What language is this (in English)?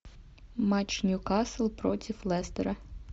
Russian